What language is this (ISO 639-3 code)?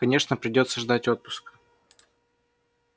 rus